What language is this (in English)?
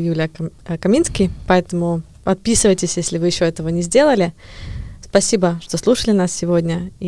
Russian